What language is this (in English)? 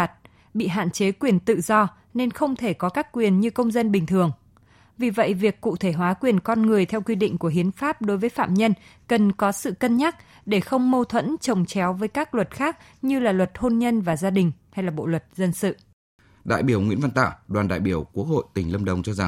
Vietnamese